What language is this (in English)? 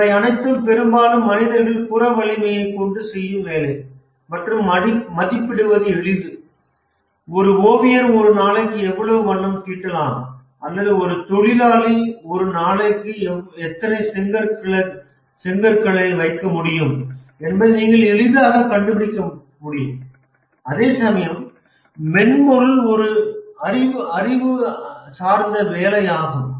Tamil